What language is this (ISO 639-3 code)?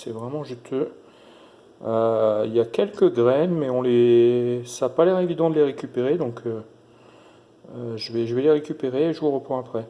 fra